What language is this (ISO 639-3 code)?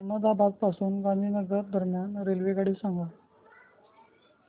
mar